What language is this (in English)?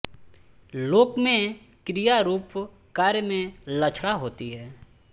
Hindi